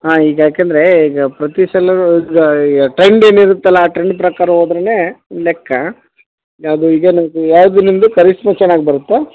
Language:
Kannada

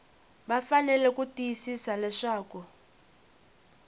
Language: Tsonga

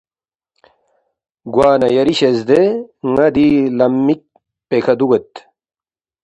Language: Balti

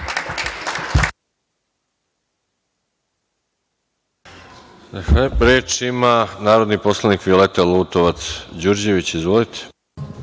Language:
Serbian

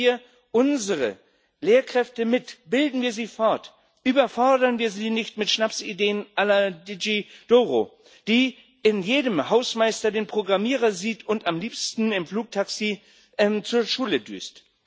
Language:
German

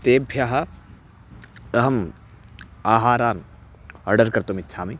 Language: Sanskrit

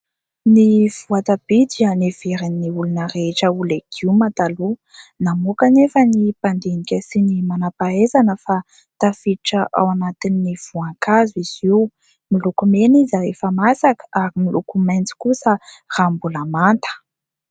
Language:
Malagasy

